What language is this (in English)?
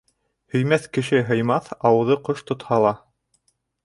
Bashkir